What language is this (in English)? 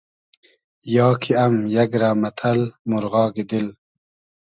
Hazaragi